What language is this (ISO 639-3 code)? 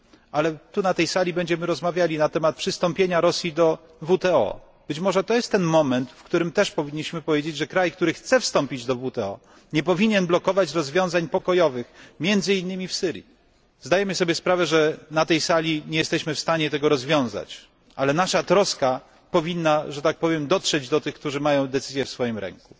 pol